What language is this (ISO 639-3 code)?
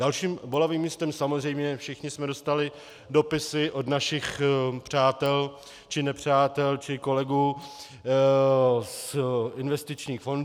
ces